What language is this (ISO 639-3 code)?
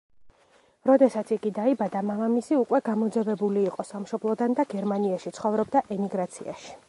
kat